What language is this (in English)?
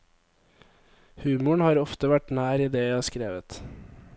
Norwegian